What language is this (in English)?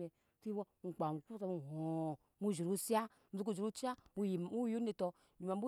Nyankpa